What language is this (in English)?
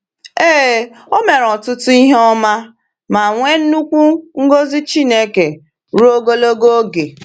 Igbo